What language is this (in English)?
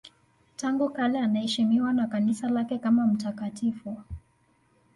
Swahili